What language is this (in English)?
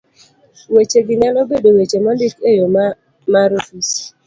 Luo (Kenya and Tanzania)